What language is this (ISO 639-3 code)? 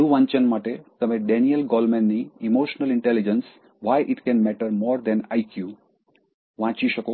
guj